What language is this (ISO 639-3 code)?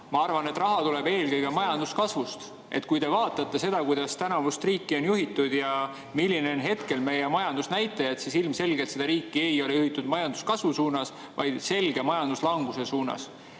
est